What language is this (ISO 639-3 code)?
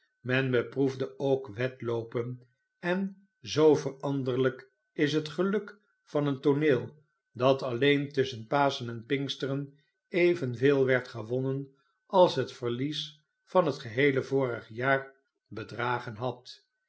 nld